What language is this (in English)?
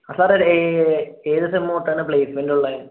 Malayalam